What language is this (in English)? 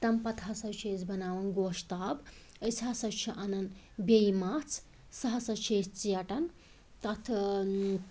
Kashmiri